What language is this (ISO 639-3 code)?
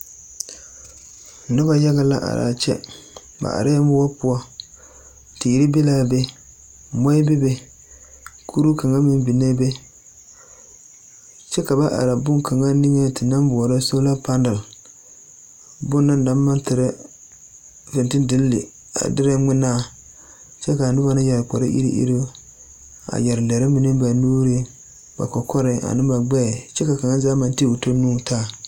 dga